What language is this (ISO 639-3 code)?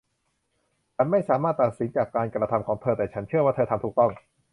tha